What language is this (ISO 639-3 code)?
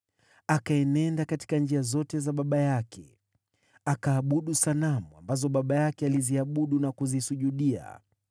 swa